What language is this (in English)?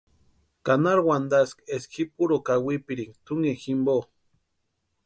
Western Highland Purepecha